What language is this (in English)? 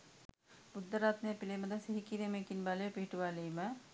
Sinhala